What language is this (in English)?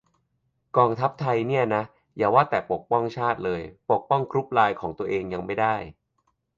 Thai